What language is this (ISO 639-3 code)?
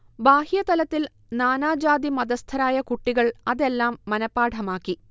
mal